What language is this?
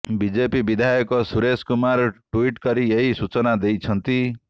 Odia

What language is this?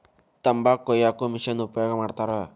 Kannada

